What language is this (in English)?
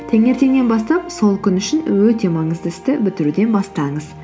Kazakh